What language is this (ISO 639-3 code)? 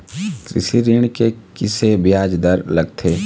hne